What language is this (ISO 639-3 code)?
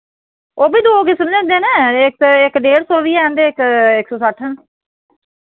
doi